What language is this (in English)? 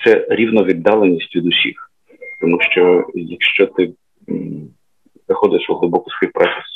Ukrainian